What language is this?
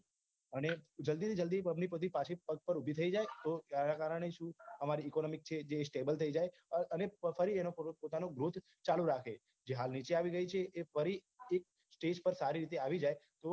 Gujarati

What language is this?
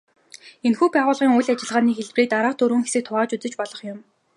Mongolian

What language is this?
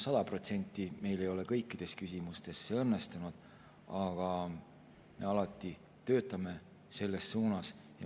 Estonian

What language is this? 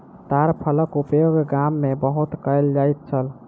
Maithili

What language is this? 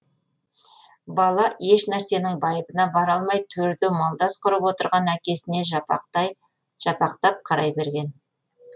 Kazakh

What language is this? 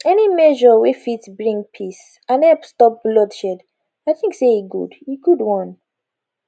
Nigerian Pidgin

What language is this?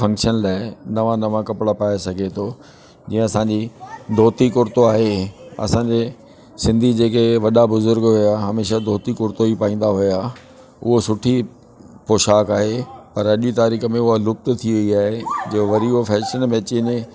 Sindhi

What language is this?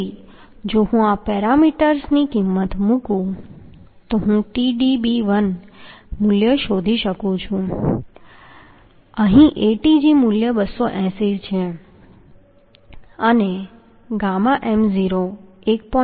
Gujarati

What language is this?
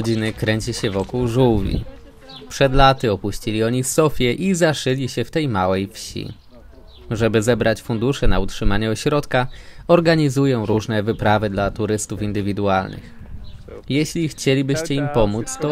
Polish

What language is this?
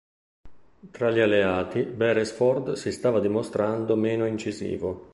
Italian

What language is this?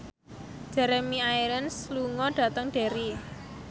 Javanese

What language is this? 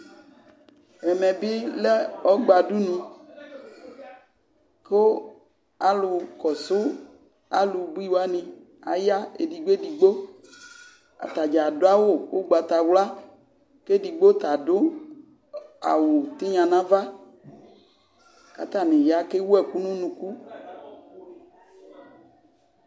Ikposo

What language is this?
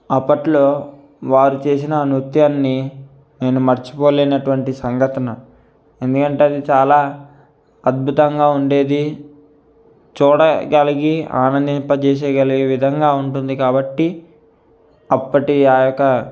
Telugu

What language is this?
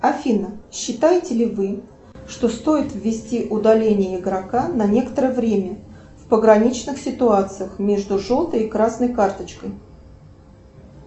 Russian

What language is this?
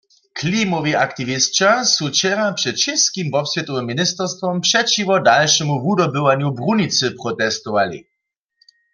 Upper Sorbian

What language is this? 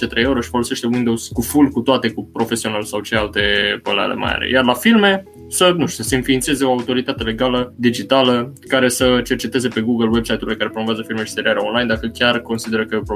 Romanian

